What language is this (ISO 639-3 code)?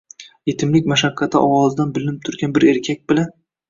uzb